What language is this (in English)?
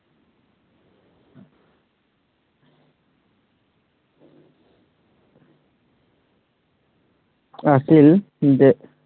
Assamese